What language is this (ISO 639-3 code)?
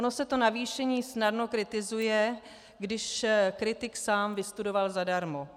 ces